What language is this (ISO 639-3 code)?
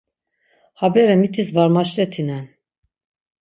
lzz